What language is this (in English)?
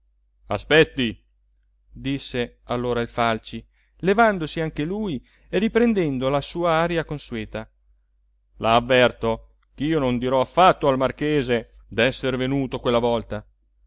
Italian